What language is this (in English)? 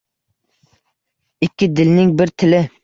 Uzbek